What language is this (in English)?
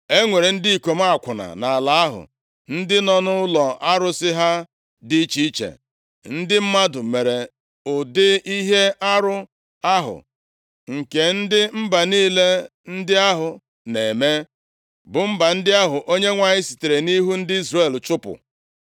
Igbo